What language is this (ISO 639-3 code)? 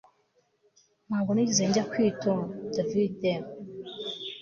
kin